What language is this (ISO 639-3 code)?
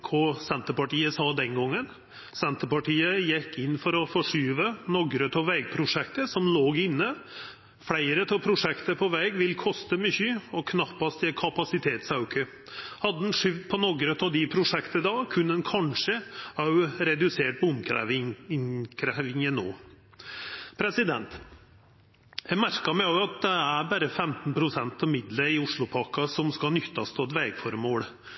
nno